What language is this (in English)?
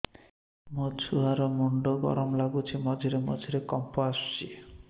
Odia